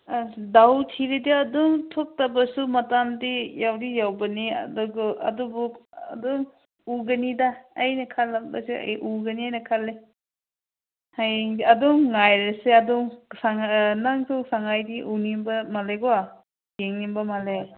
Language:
Manipuri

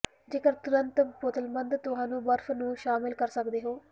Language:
Punjabi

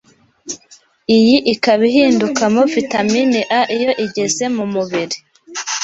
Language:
Kinyarwanda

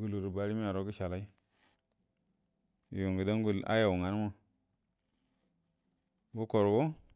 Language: Buduma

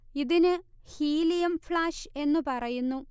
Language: Malayalam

